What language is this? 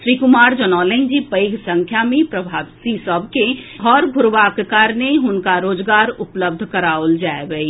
Maithili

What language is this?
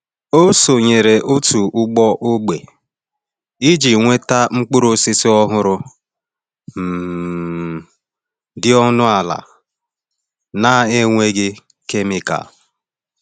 Igbo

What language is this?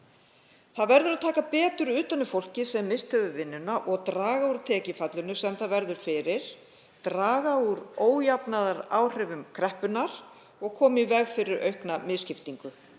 Icelandic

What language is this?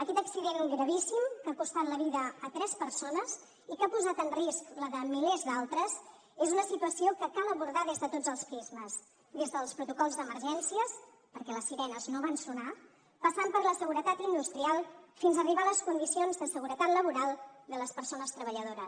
Catalan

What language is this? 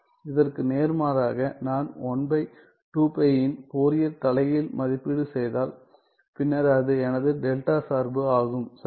Tamil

